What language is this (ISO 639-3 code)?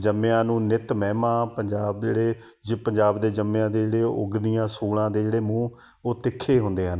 pan